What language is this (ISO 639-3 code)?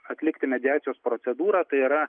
lit